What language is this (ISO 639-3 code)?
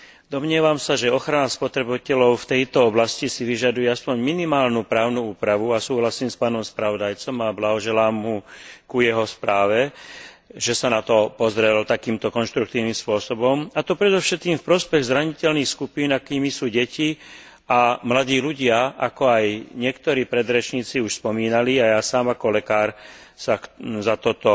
slk